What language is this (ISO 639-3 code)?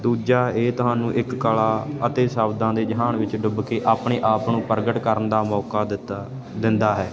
pan